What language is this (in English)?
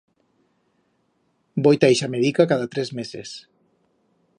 Aragonese